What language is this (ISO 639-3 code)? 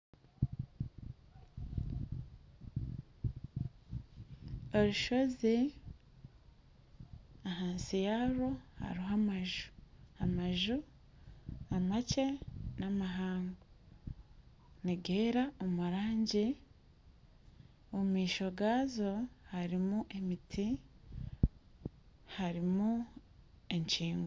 nyn